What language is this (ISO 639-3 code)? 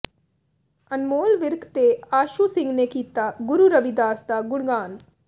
pan